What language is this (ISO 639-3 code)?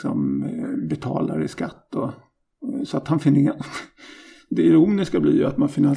swe